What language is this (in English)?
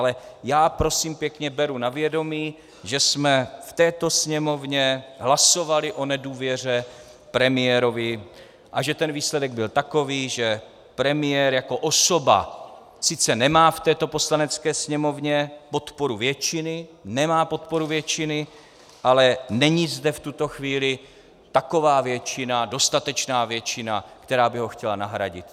Czech